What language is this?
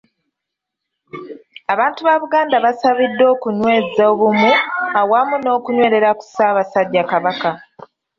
Ganda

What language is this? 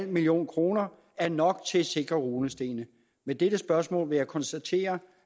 Danish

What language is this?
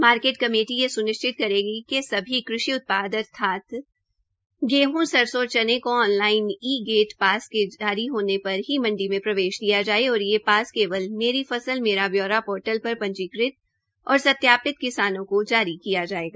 Hindi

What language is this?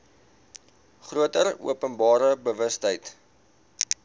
Afrikaans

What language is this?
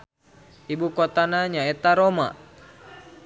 Sundanese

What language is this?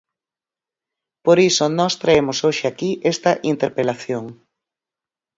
Galician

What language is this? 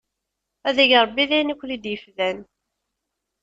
Kabyle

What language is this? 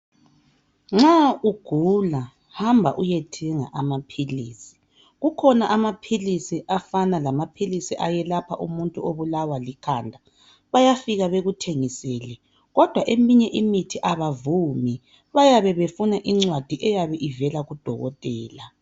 North Ndebele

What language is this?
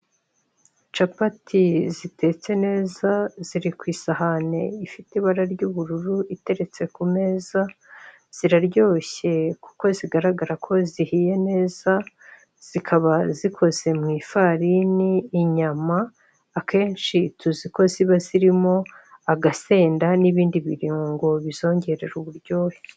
Kinyarwanda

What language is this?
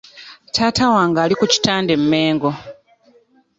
Ganda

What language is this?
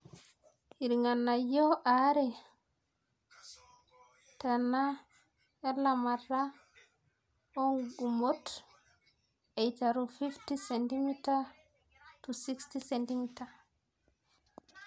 Masai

